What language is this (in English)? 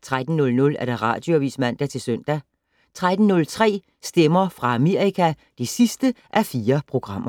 Danish